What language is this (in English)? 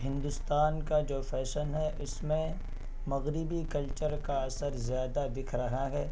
Urdu